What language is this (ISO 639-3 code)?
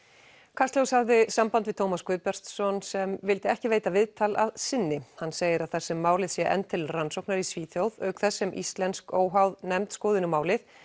isl